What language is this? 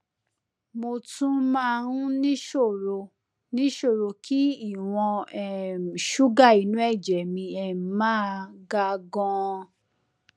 Yoruba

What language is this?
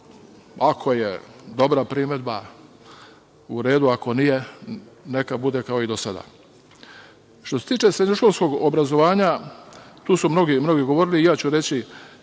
Serbian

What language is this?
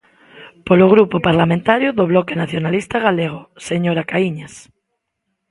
Galician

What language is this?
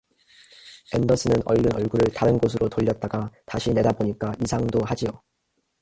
Korean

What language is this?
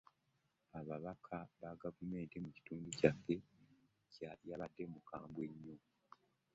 Ganda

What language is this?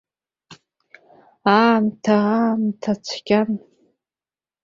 Abkhazian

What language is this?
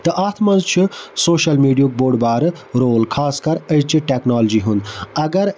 Kashmiri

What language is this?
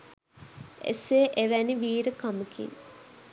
Sinhala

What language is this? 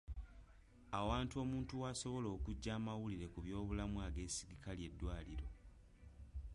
Ganda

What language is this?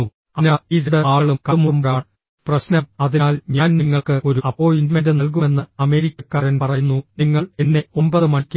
Malayalam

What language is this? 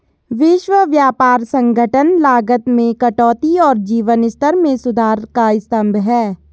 Hindi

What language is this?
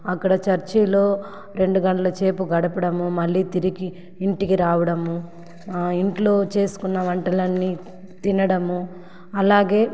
Telugu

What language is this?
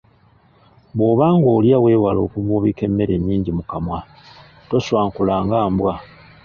Ganda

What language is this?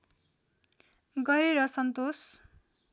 Nepali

